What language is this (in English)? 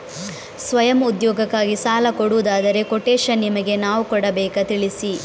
Kannada